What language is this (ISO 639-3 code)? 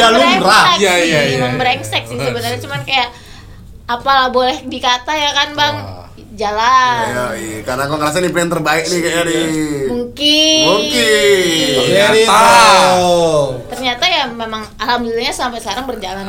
ind